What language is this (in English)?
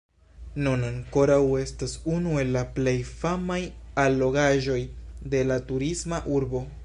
Esperanto